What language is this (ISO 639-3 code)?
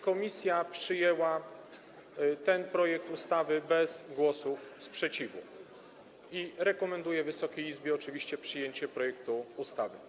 pol